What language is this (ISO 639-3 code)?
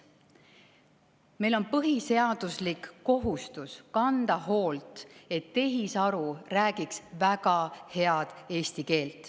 est